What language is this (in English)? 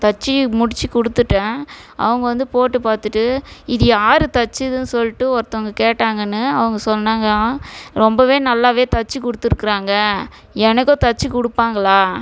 Tamil